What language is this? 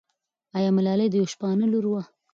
Pashto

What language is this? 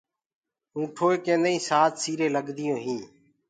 Gurgula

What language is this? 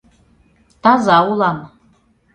Mari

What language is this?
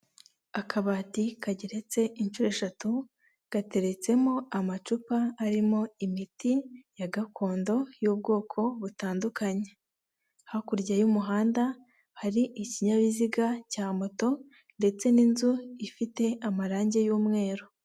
Kinyarwanda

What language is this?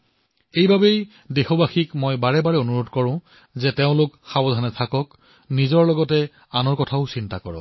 Assamese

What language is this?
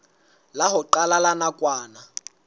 Southern Sotho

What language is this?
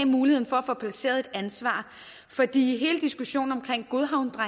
Danish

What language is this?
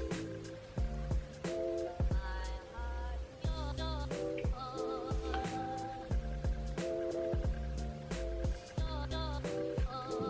Turkish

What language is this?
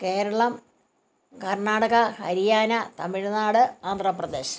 Malayalam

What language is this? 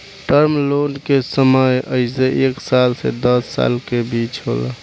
Bhojpuri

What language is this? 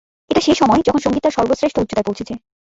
Bangla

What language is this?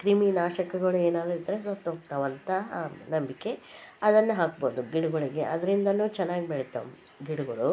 Kannada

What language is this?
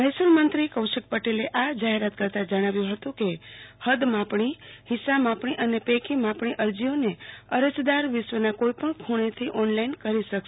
Gujarati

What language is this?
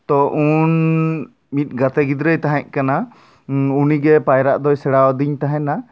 Santali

